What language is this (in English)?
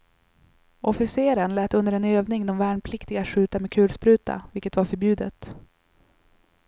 Swedish